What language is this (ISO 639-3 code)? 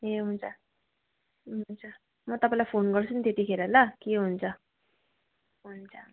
nep